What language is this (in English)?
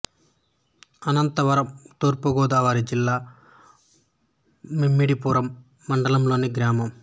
Telugu